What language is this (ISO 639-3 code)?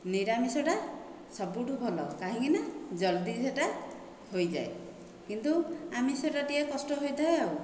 ori